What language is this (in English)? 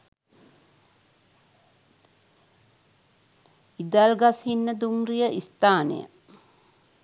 Sinhala